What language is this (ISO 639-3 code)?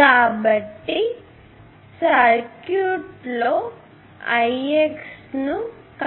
tel